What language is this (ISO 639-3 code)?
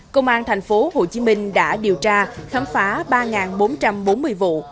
vie